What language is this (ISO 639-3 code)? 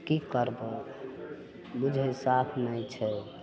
mai